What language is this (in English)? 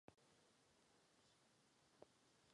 Czech